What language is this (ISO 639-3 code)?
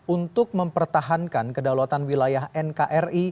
ind